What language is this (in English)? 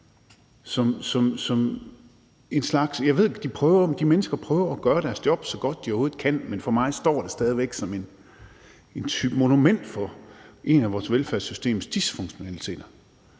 Danish